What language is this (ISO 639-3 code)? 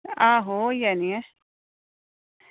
doi